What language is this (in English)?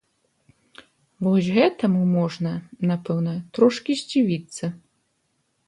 Belarusian